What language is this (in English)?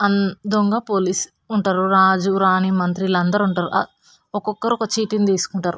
Telugu